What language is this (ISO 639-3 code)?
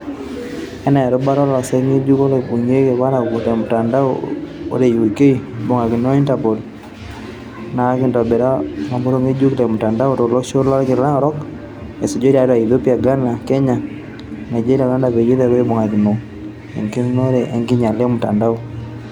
mas